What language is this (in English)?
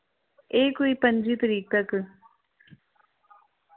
Dogri